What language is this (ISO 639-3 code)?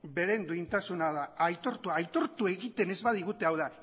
eus